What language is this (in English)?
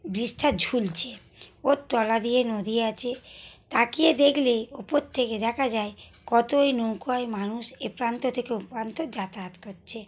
Bangla